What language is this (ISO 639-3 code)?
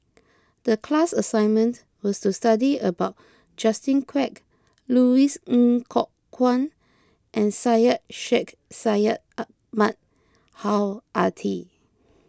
eng